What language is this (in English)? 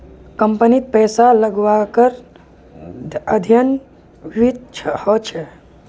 Magahi